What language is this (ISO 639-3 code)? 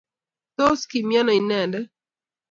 kln